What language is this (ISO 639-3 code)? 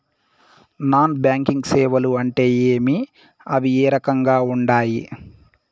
tel